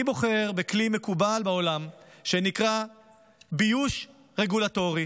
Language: Hebrew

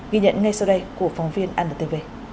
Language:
Vietnamese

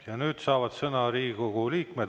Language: Estonian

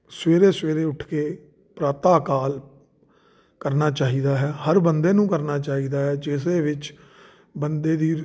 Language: Punjabi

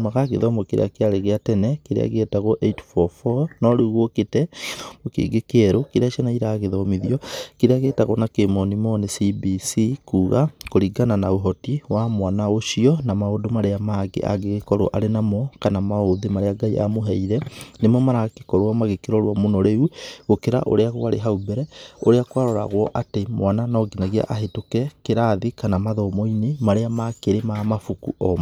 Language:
Kikuyu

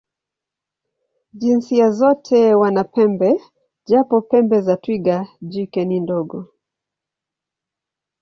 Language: Swahili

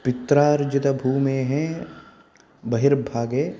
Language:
Sanskrit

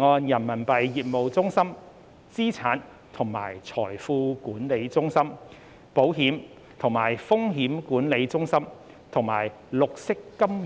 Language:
Cantonese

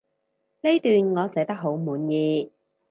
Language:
Cantonese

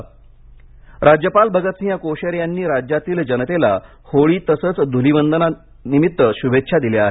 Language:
Marathi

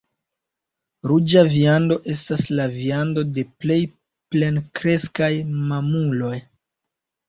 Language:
Esperanto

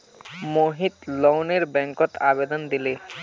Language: Magahi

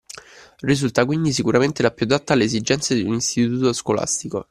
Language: Italian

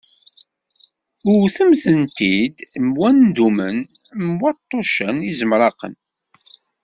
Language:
Kabyle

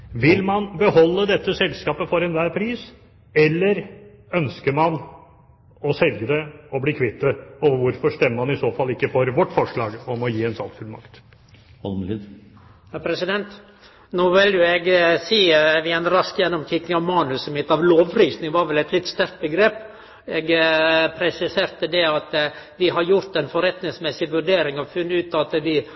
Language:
Norwegian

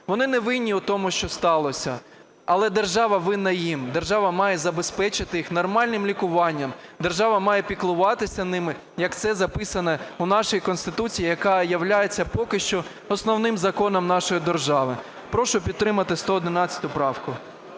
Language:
Ukrainian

